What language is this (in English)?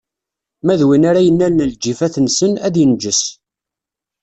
Kabyle